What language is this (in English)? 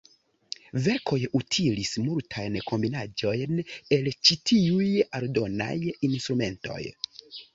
Esperanto